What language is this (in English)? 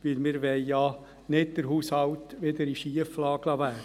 Swiss German